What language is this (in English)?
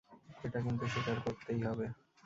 Bangla